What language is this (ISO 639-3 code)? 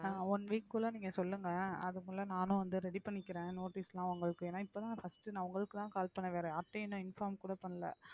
tam